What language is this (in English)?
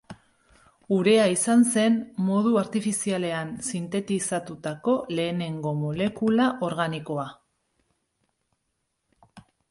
Basque